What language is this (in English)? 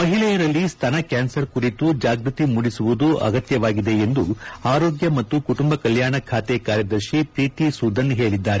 Kannada